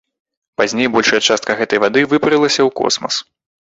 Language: Belarusian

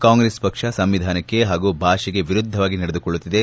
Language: Kannada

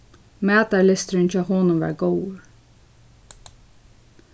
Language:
Faroese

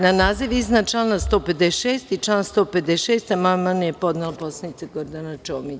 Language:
Serbian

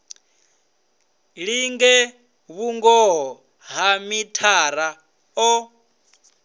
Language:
Venda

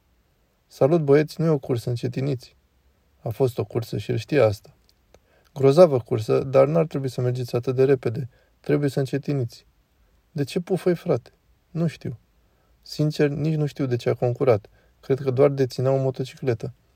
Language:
Romanian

